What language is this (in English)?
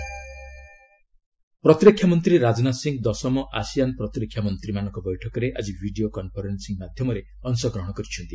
Odia